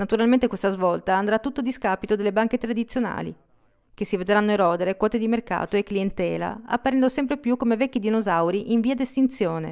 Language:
Italian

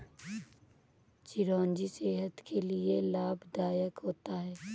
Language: Hindi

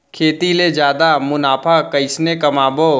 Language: Chhattisgarhi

